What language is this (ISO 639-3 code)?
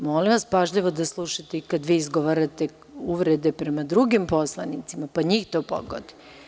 srp